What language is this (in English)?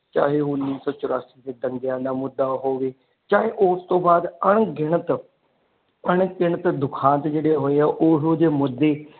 Punjabi